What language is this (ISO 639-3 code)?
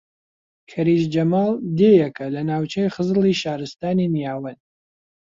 ckb